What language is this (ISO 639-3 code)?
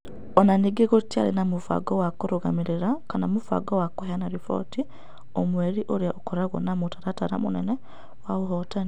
kik